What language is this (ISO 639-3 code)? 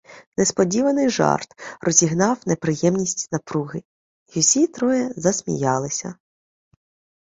ukr